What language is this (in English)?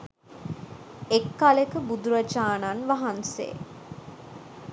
Sinhala